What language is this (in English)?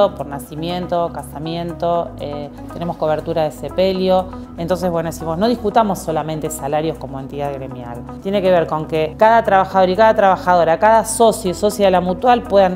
Spanish